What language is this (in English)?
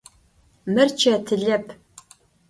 Adyghe